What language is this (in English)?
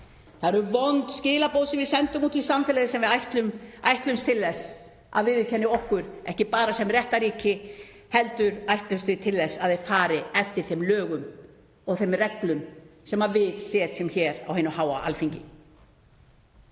Icelandic